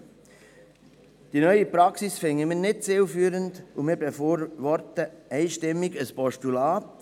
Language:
Swiss German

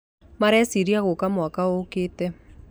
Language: Kikuyu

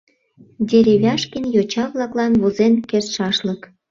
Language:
Mari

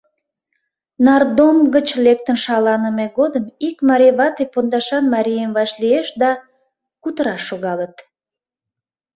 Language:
Mari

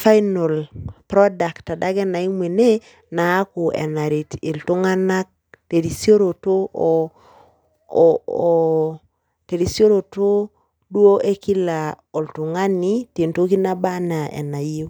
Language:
Masai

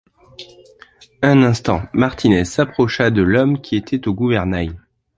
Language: French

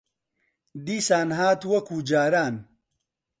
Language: Central Kurdish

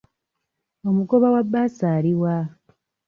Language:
Ganda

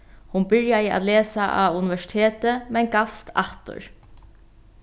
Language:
Faroese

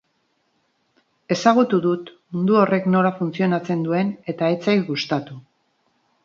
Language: Basque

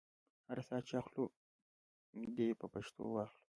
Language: Pashto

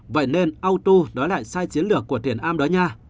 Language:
Vietnamese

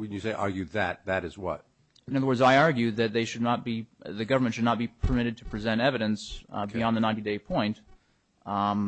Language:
English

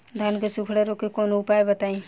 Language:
Bhojpuri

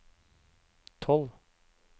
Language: Norwegian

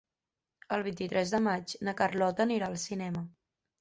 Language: Catalan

